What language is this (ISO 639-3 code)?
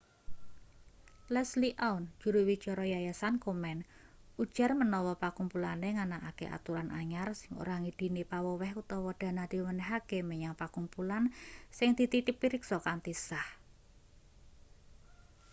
jav